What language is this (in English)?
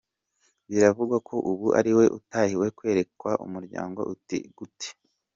Kinyarwanda